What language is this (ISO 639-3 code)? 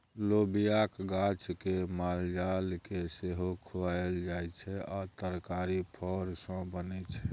mai